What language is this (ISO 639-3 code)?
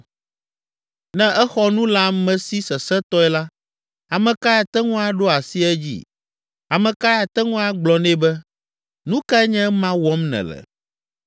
ewe